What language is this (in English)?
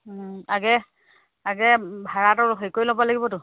Assamese